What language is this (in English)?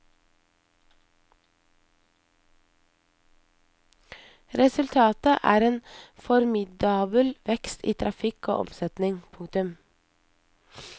Norwegian